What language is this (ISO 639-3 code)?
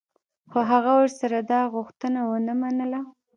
pus